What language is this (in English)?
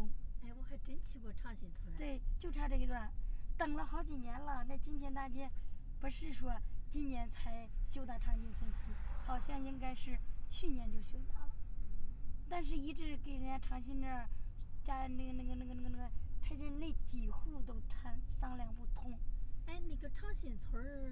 Chinese